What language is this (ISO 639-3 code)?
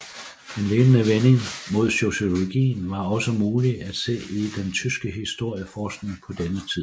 dan